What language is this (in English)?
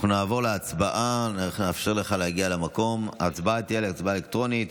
Hebrew